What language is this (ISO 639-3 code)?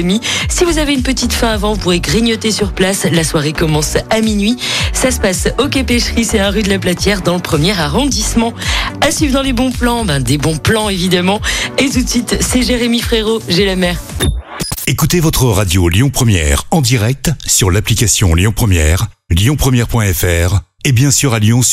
fra